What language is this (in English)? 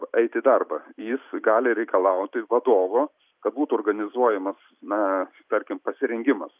Lithuanian